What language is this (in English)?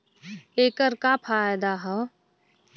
Bhojpuri